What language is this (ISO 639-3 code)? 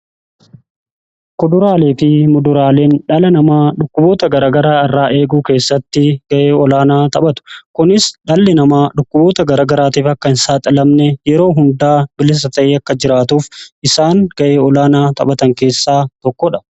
orm